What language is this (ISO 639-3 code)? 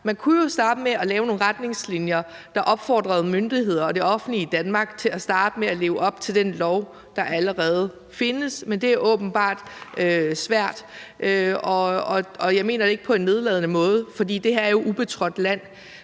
dan